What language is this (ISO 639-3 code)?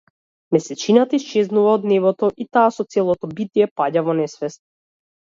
mkd